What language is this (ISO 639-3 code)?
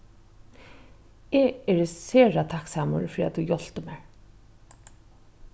fao